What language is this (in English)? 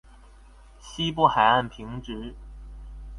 Chinese